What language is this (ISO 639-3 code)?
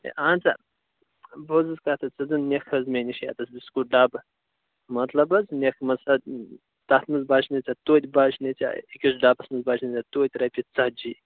kas